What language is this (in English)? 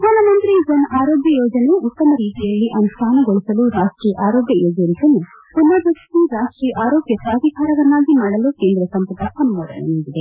Kannada